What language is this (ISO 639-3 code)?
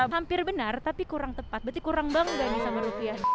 ind